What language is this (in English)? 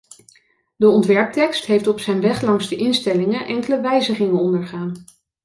Dutch